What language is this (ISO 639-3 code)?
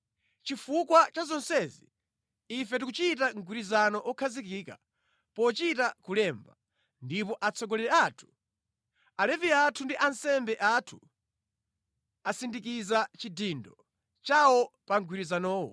nya